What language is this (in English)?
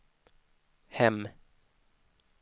Swedish